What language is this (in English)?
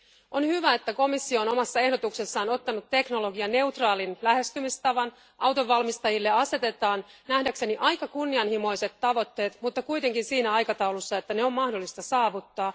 Finnish